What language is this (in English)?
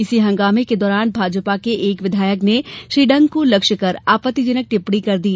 Hindi